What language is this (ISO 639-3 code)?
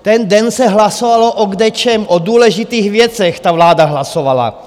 ces